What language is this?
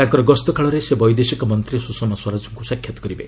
Odia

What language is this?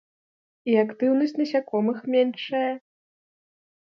Belarusian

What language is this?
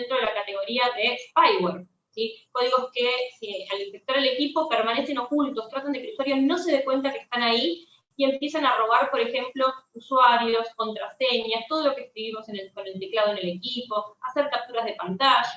Spanish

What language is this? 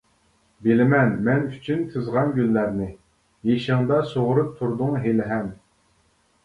Uyghur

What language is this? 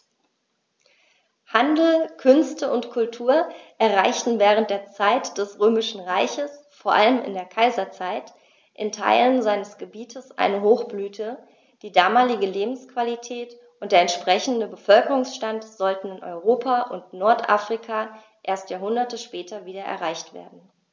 German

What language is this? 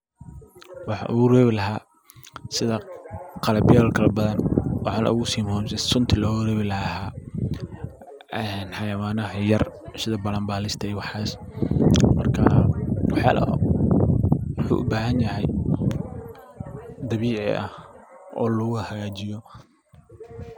Somali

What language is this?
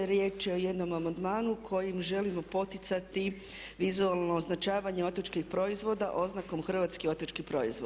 Croatian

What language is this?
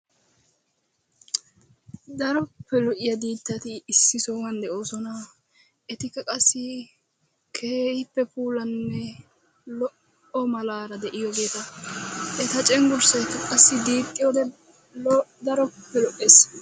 Wolaytta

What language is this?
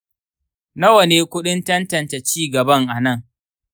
Hausa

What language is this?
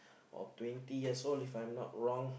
English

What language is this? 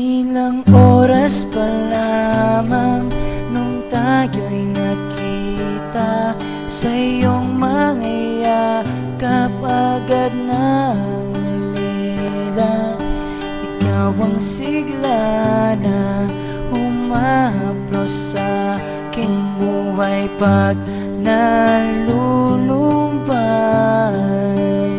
Filipino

